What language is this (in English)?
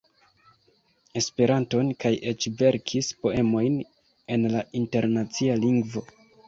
Esperanto